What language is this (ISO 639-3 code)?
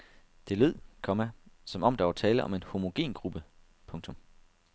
dan